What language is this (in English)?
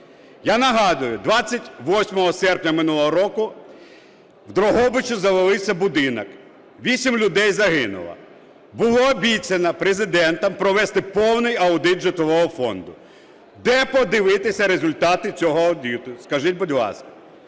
Ukrainian